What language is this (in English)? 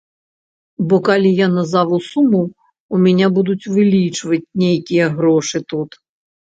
Belarusian